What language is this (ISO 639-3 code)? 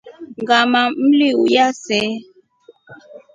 rof